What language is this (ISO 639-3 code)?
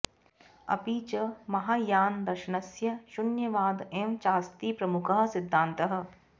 san